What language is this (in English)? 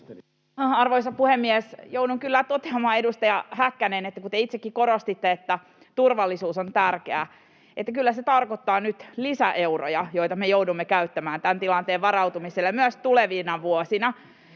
Finnish